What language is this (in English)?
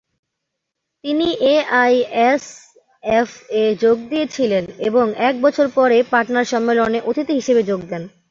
Bangla